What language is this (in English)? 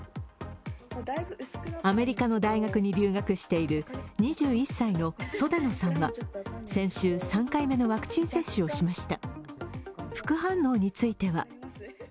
Japanese